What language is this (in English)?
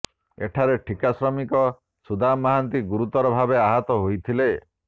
Odia